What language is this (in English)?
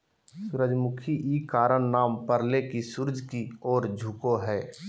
Magahi